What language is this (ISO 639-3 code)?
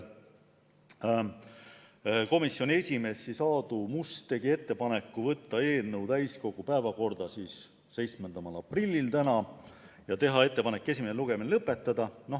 est